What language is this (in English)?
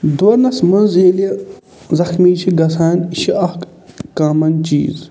Kashmiri